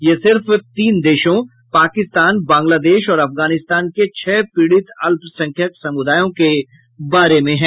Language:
Hindi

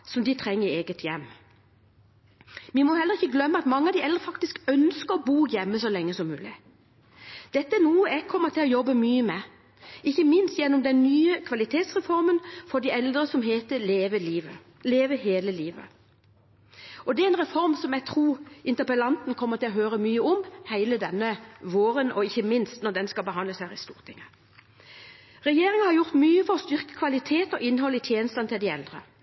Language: Norwegian Bokmål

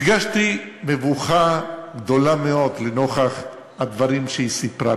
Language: Hebrew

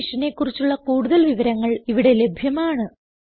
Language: Malayalam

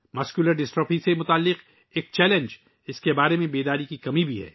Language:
Urdu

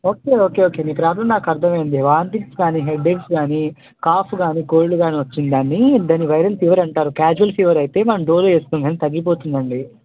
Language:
Telugu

